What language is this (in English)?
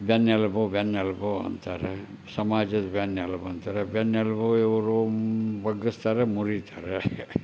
Kannada